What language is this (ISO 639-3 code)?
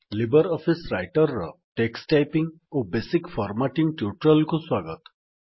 ori